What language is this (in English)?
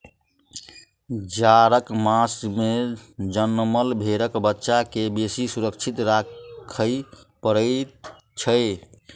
Maithili